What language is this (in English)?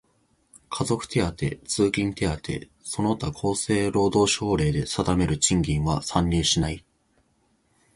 Japanese